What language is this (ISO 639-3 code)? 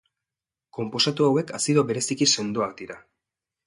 eus